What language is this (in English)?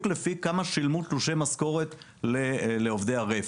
Hebrew